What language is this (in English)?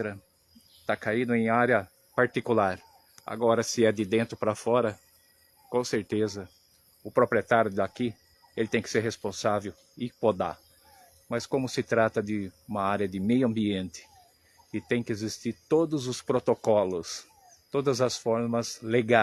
Portuguese